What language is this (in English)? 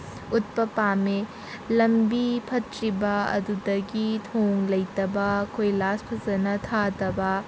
Manipuri